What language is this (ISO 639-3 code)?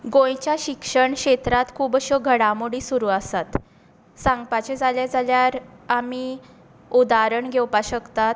kok